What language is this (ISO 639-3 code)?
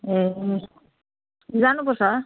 nep